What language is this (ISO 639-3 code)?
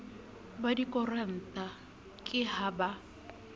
sot